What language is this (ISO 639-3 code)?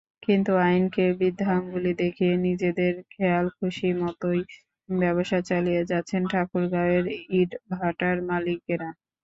ben